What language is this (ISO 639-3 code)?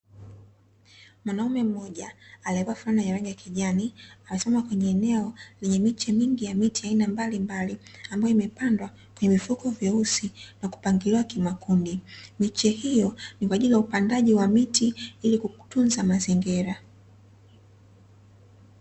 swa